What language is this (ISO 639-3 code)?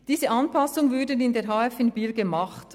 gsw